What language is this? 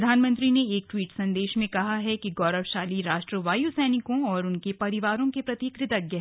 Hindi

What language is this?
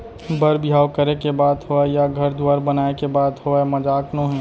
Chhattisgarhi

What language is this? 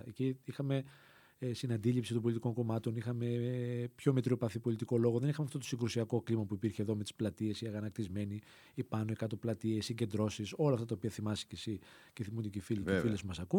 Greek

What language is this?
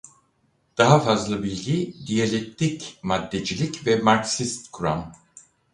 Turkish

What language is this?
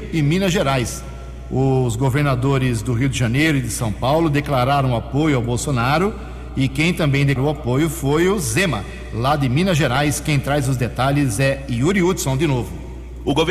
Portuguese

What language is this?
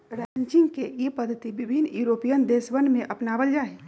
Magahi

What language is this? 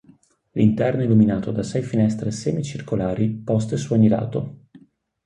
Italian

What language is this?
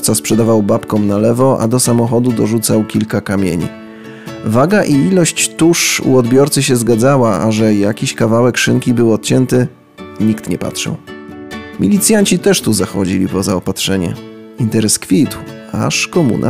Polish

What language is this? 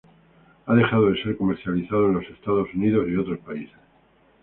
Spanish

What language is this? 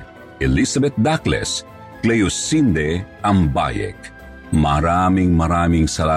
Filipino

